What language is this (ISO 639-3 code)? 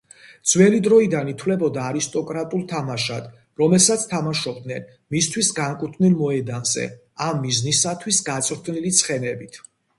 kat